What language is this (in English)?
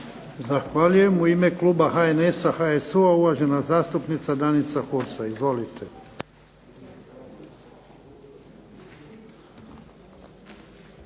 Croatian